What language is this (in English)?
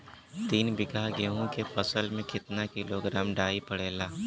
Bhojpuri